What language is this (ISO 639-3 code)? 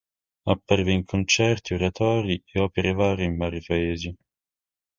ita